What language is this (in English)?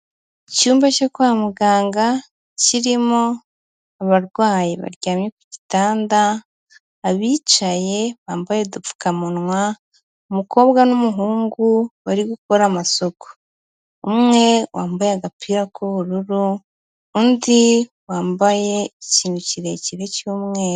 Kinyarwanda